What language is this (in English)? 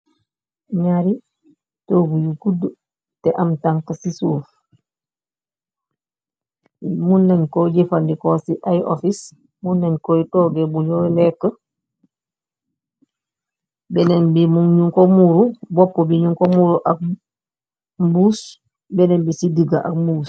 Wolof